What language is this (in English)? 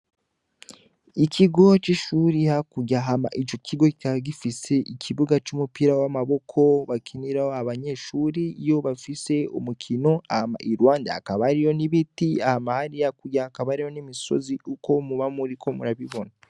Rundi